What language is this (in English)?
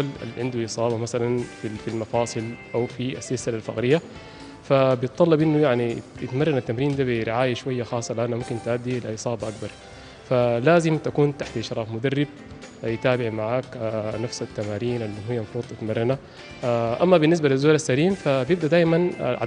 Arabic